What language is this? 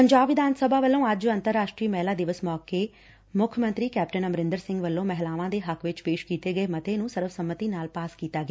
Punjabi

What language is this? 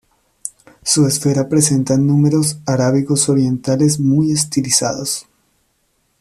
Spanish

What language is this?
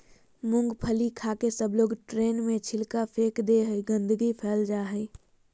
Magahi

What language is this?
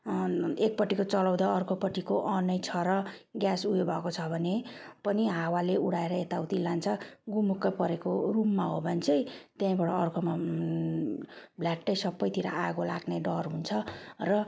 Nepali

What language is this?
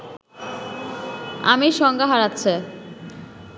Bangla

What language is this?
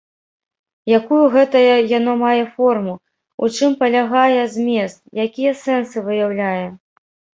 Belarusian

